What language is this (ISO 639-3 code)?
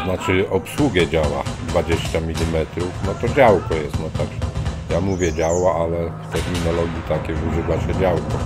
pol